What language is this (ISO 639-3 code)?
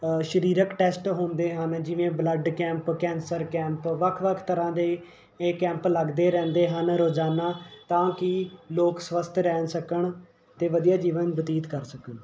pan